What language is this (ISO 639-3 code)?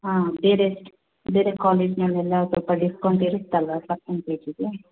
kan